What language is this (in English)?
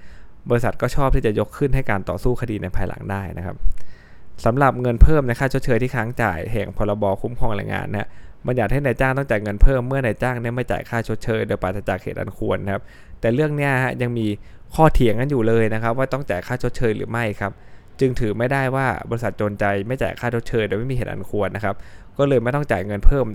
Thai